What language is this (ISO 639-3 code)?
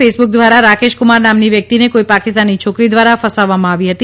guj